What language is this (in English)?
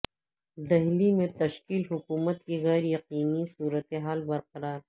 Urdu